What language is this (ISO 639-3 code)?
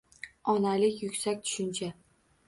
uzb